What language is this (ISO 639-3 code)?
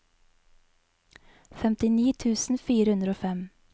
nor